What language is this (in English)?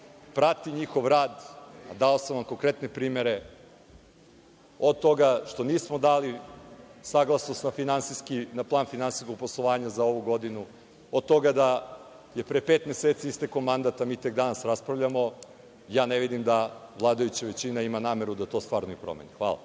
Serbian